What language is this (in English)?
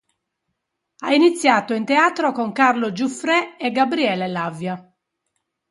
Italian